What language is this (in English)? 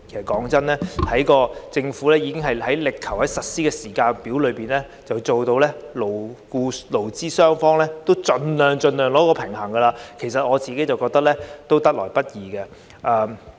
Cantonese